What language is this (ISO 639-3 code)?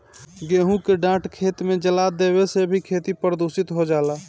bho